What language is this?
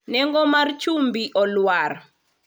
Luo (Kenya and Tanzania)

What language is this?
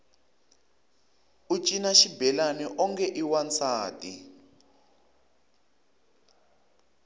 Tsonga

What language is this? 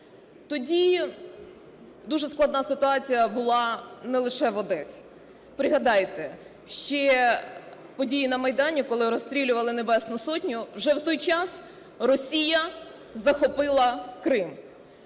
Ukrainian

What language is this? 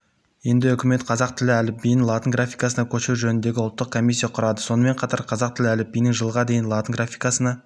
Kazakh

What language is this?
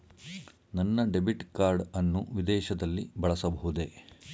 Kannada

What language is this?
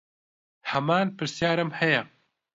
Central Kurdish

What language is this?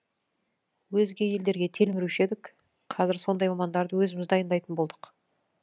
Kazakh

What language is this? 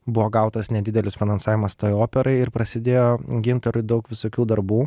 Lithuanian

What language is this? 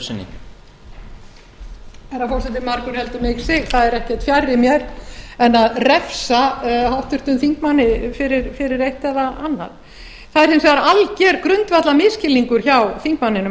Icelandic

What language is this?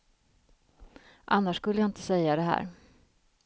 Swedish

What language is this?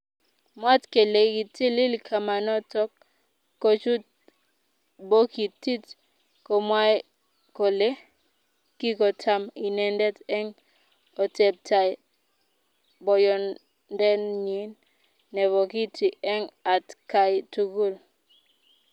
Kalenjin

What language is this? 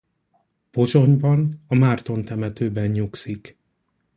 Hungarian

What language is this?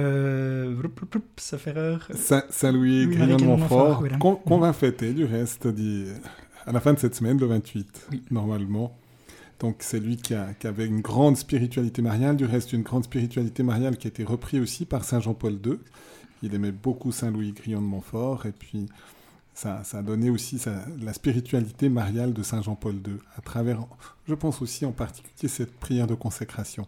French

